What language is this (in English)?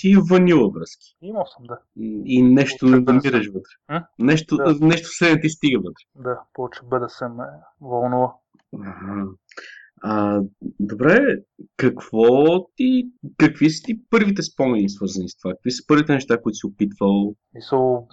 Bulgarian